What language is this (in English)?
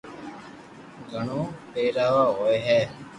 Loarki